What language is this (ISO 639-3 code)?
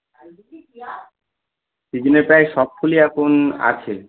ben